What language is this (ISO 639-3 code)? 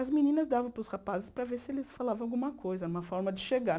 por